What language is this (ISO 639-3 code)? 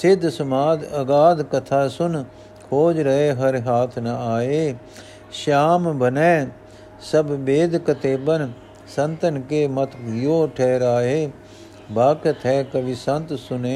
pan